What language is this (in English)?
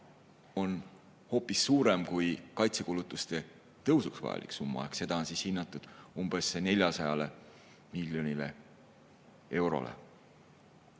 Estonian